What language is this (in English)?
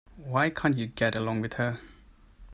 English